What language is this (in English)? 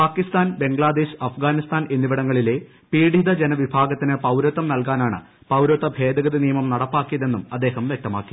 Malayalam